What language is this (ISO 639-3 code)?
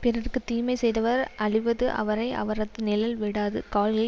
tam